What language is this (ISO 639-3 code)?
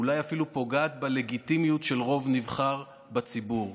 heb